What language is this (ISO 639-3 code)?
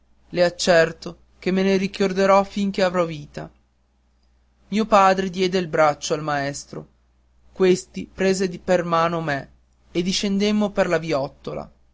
ita